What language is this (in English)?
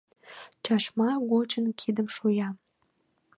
Mari